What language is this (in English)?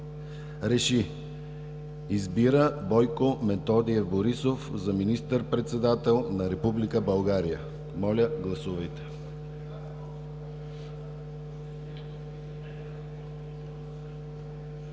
Bulgarian